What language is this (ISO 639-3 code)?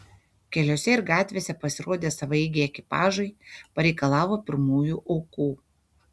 lit